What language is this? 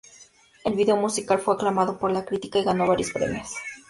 Spanish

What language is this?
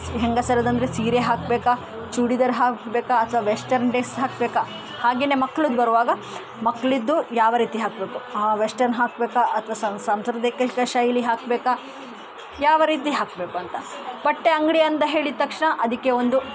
Kannada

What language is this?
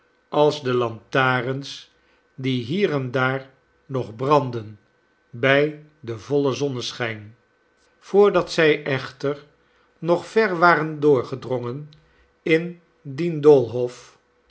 Dutch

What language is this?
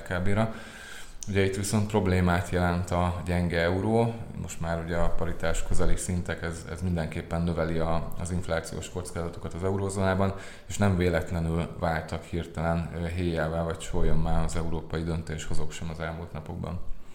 Hungarian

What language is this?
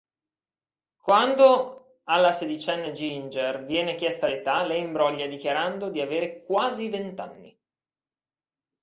Italian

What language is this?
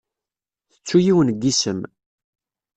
Kabyle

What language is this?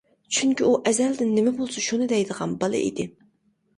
Uyghur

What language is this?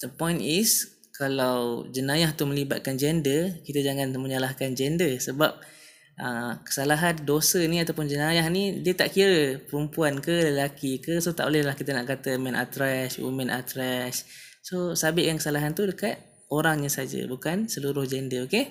Malay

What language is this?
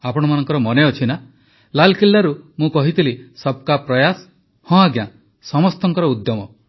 Odia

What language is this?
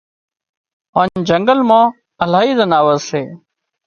Wadiyara Koli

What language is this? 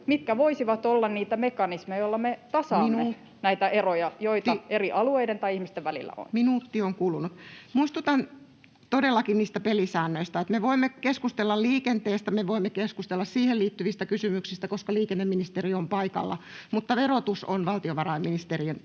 Finnish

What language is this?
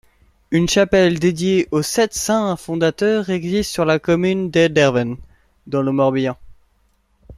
French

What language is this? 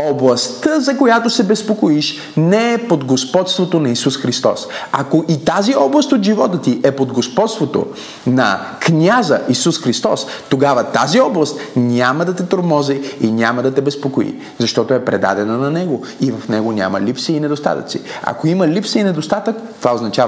Bulgarian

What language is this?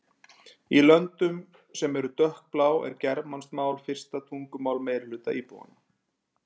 Icelandic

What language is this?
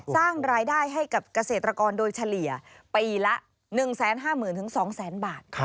Thai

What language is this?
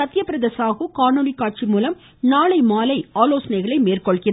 Tamil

